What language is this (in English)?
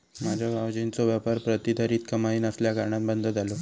Marathi